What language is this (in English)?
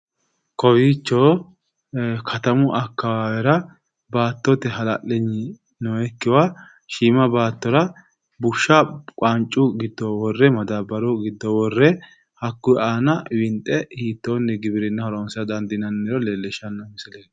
Sidamo